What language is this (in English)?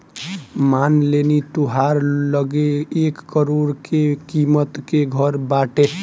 Bhojpuri